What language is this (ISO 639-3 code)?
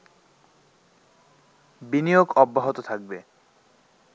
ben